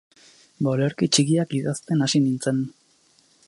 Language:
Basque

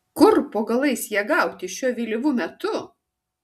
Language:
Lithuanian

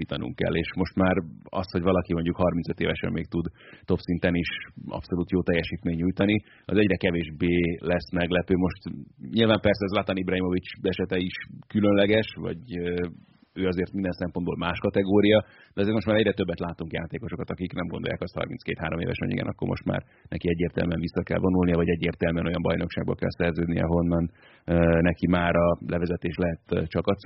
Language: Hungarian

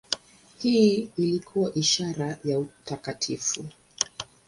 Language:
Swahili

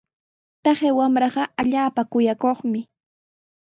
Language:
Sihuas Ancash Quechua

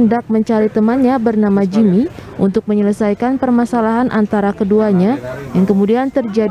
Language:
Indonesian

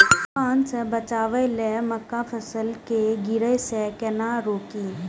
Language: Maithili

